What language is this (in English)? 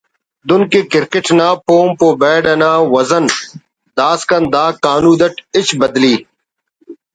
Brahui